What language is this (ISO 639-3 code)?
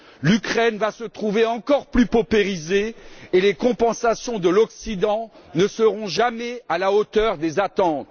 fra